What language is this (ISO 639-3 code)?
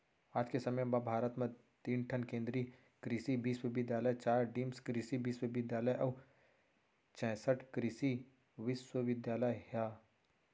hne